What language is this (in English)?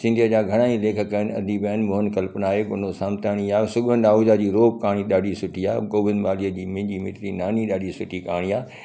Sindhi